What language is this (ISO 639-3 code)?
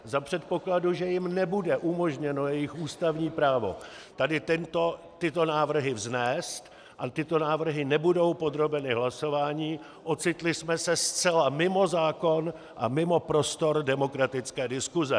ces